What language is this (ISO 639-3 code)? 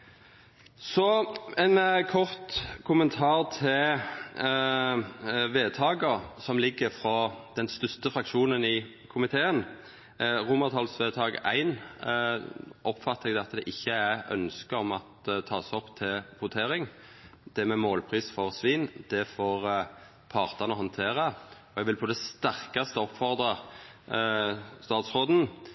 nno